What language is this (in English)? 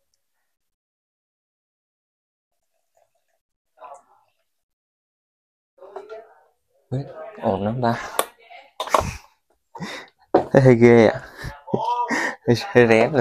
Vietnamese